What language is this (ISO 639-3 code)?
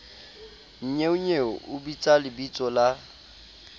sot